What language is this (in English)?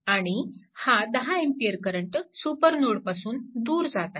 Marathi